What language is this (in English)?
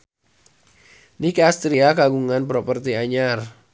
Sundanese